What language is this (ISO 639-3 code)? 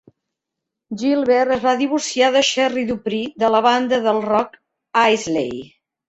cat